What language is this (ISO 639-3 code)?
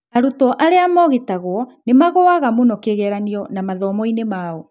kik